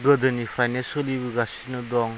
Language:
Bodo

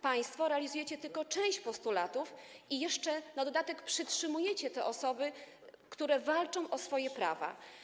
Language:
Polish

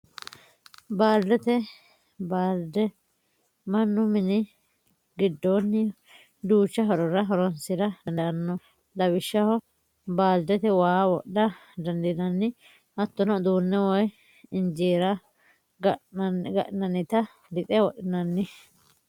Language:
Sidamo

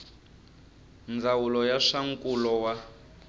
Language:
Tsonga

